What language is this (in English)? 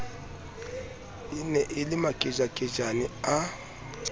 Southern Sotho